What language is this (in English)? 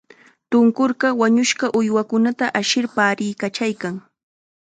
Chiquián Ancash Quechua